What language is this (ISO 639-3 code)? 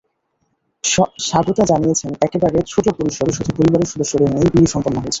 ben